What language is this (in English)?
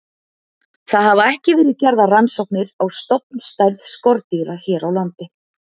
Icelandic